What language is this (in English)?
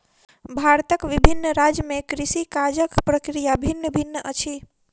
Maithili